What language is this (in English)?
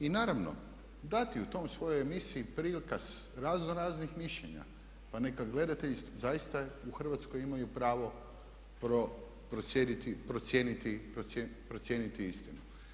Croatian